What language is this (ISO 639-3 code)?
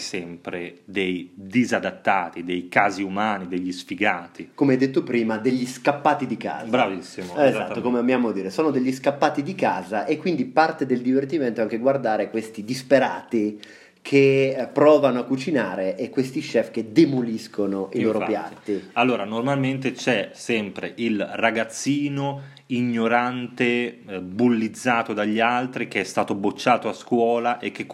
ita